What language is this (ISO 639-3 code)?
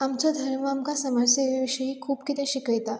kok